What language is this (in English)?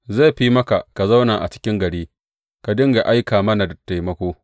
Hausa